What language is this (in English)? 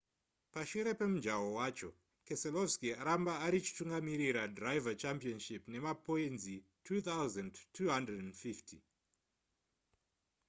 Shona